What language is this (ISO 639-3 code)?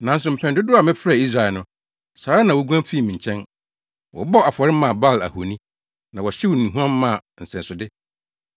aka